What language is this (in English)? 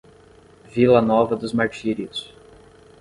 Portuguese